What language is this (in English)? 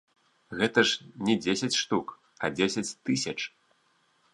Belarusian